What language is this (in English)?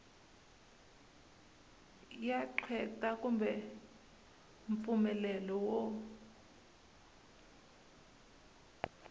Tsonga